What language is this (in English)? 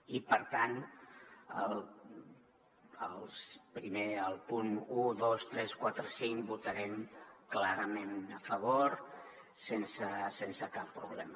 Catalan